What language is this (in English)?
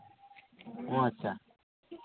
Santali